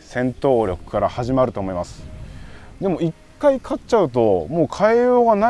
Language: Japanese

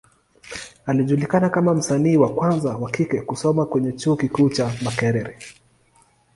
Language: Swahili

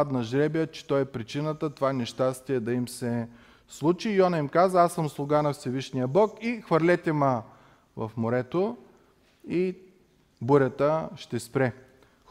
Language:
Bulgarian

